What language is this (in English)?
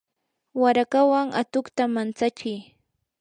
Yanahuanca Pasco Quechua